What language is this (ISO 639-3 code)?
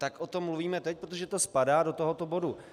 ces